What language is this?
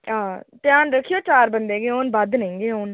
Dogri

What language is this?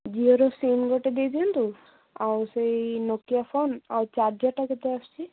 Odia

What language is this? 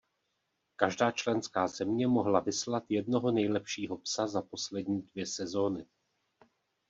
Czech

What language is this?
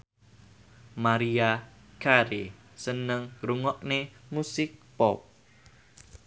Javanese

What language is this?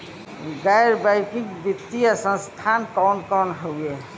Bhojpuri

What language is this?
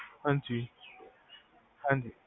Punjabi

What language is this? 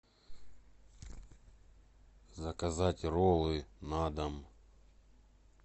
Russian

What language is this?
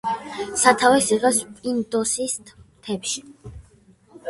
Georgian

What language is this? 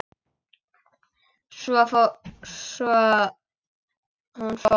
Icelandic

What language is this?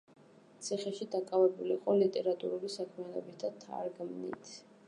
Georgian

